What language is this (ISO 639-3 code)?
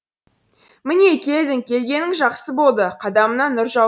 kaz